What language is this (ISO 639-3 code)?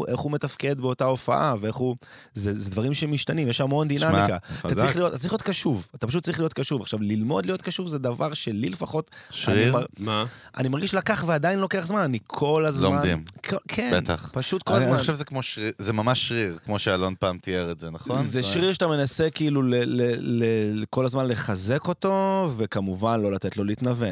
heb